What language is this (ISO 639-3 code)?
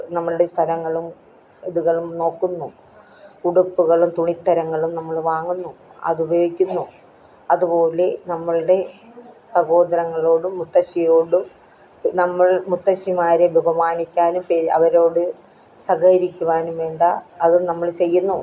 mal